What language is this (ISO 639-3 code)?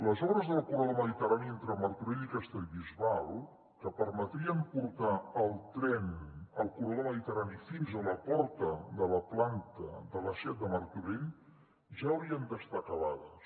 cat